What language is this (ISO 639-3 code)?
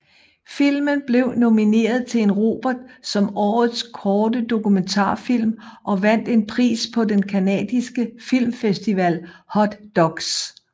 dan